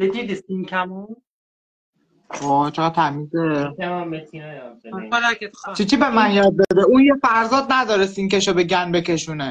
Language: Persian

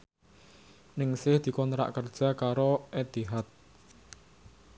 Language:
Javanese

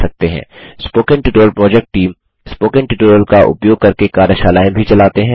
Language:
Hindi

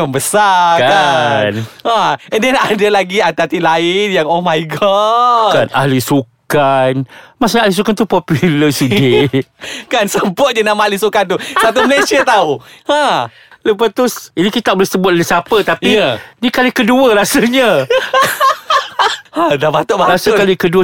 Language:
Malay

